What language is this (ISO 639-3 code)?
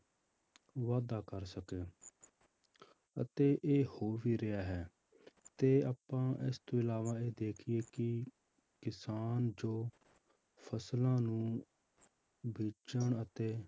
pan